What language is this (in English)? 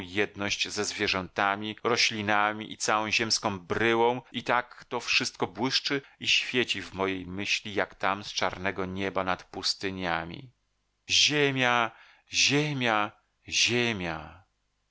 Polish